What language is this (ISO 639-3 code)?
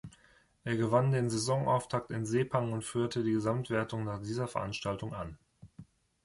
deu